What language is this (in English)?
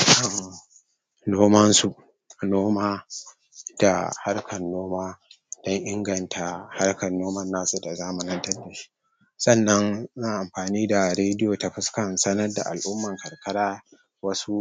Hausa